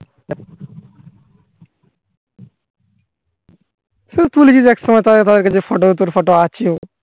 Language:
Bangla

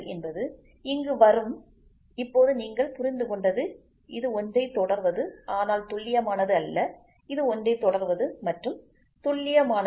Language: Tamil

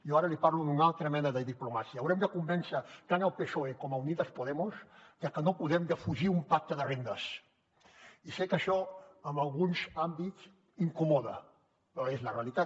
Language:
Catalan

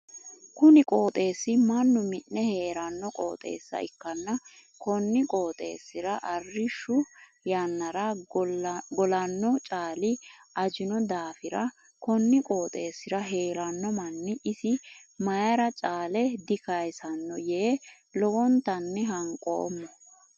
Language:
Sidamo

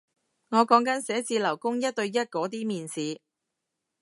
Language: Cantonese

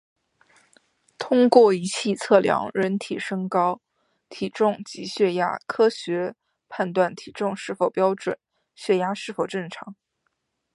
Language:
Chinese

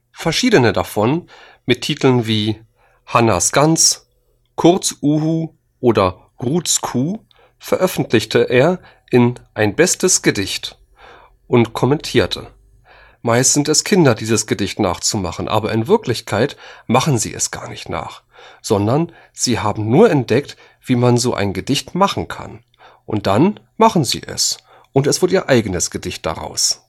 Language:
German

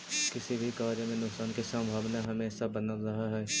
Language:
Magahi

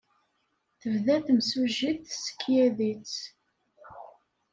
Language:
Kabyle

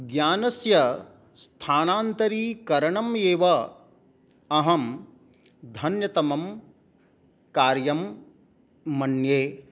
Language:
Sanskrit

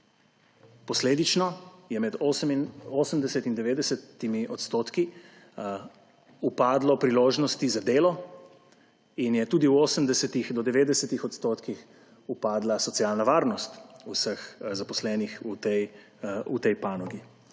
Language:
Slovenian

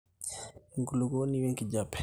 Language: Masai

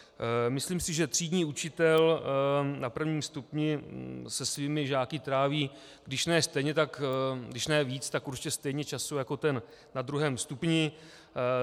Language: Czech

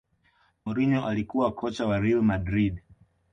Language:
Swahili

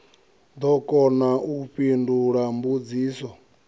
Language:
Venda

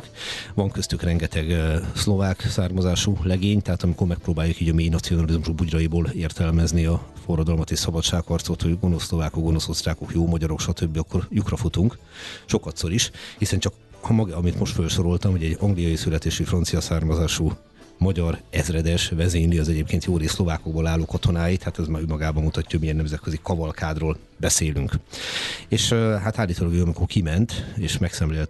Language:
Hungarian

